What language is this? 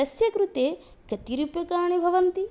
Sanskrit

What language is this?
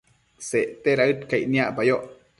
Matsés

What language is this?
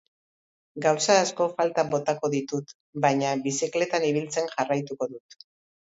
Basque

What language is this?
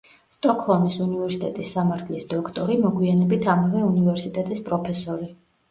Georgian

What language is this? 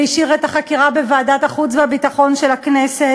Hebrew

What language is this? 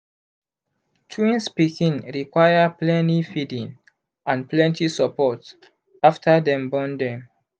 Nigerian Pidgin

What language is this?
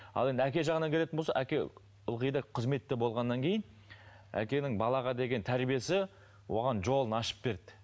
Kazakh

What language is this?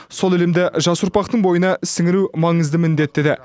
Kazakh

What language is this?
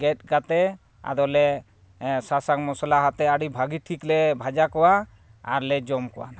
Santali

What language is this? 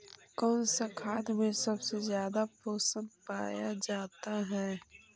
Magahi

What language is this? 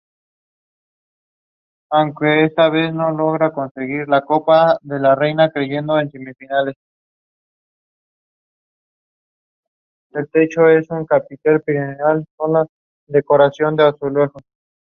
Spanish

